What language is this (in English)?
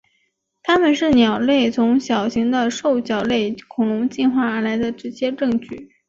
Chinese